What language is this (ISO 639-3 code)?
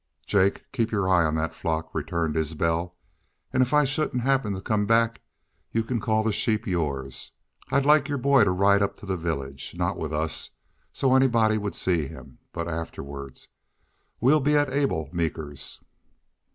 eng